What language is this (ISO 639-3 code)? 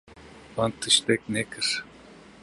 kur